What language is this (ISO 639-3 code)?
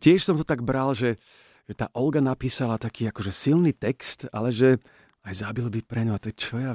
slk